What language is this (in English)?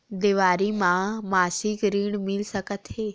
Chhattisgarhi